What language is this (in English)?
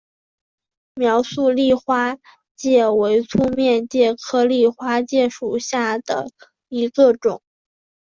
Chinese